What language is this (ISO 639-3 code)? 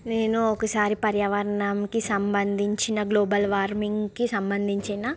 tel